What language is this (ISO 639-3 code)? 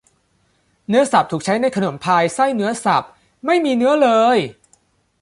tha